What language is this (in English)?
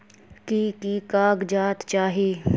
Magahi